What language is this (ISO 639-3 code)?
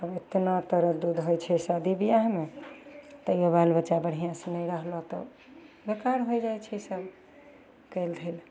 mai